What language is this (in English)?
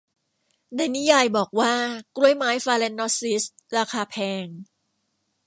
Thai